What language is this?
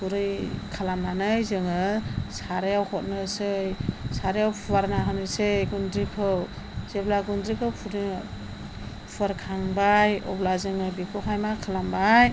Bodo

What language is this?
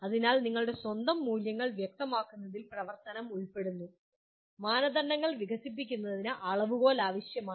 Malayalam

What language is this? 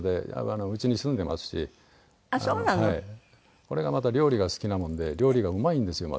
Japanese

